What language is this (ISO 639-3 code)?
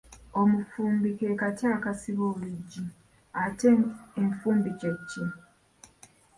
lug